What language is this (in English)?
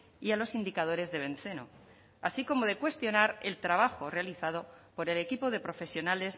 Spanish